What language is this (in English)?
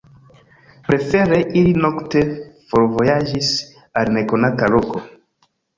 Esperanto